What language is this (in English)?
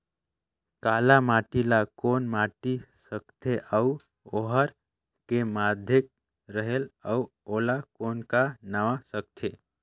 Chhattisgarhi